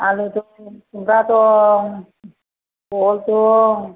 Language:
Bodo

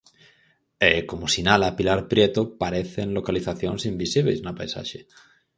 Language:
Galician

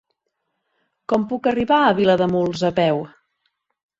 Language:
Catalan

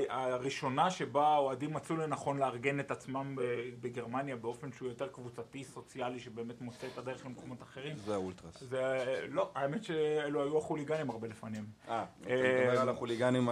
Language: Hebrew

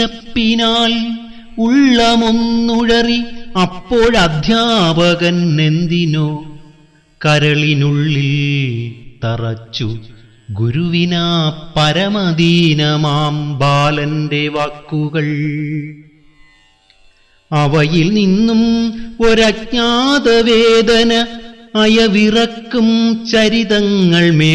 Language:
Malayalam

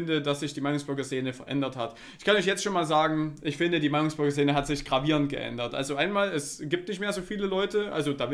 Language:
German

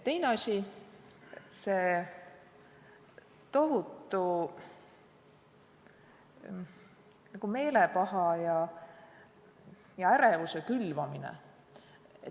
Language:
Estonian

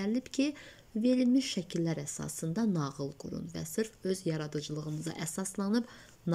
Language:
Turkish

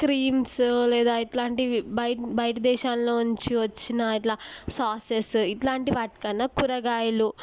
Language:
Telugu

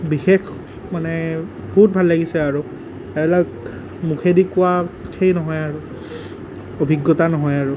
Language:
Assamese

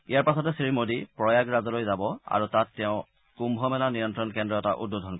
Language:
Assamese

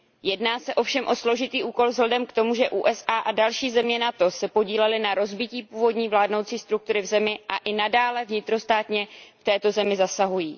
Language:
Czech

